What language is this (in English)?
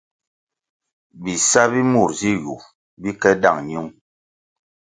Kwasio